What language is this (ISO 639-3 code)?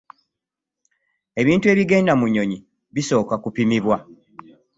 lug